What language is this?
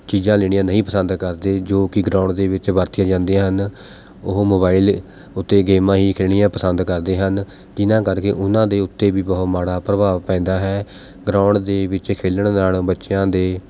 Punjabi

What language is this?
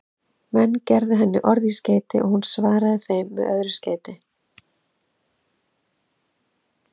Icelandic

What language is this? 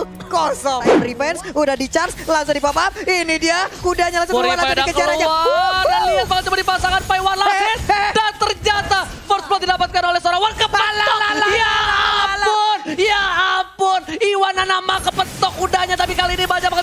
Indonesian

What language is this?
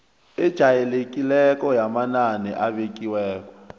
South Ndebele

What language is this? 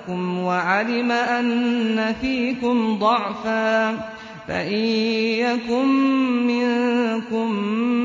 Arabic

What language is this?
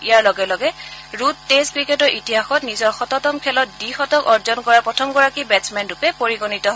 Assamese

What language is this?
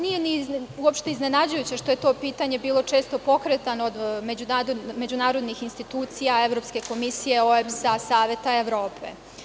Serbian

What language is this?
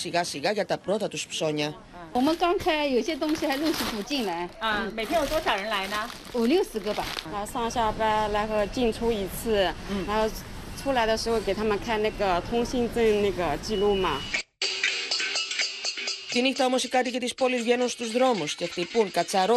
Greek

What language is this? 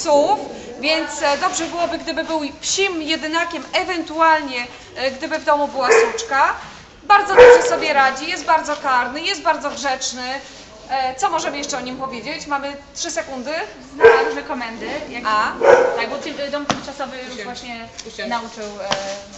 Polish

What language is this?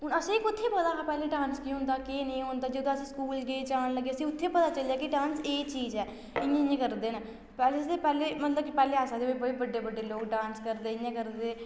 Dogri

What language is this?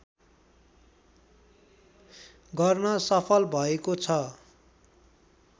Nepali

